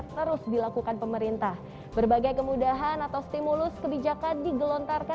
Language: Indonesian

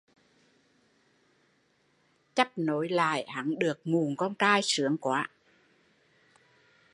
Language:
Vietnamese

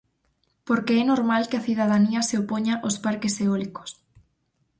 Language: Galician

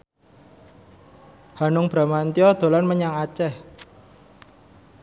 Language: Javanese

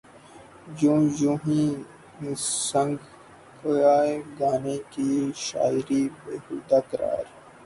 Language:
Urdu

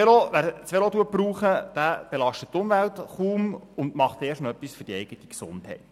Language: Swiss German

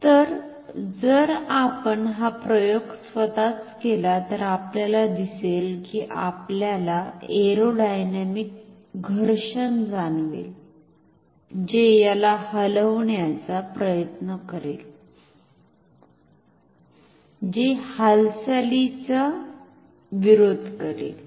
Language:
Marathi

